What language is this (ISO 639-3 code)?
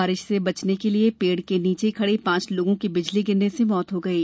hin